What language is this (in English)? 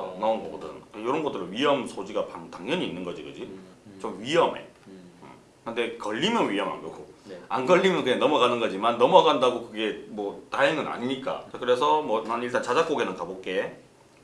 Korean